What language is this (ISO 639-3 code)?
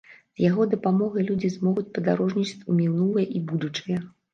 bel